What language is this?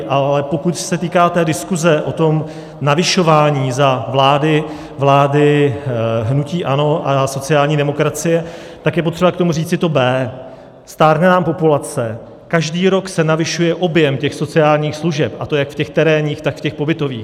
Czech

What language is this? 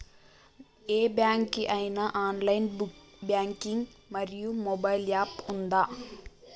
Telugu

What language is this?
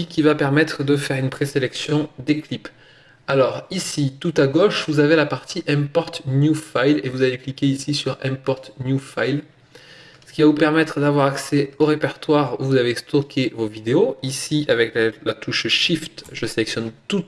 French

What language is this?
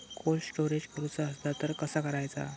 Marathi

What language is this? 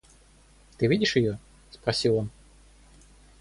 Russian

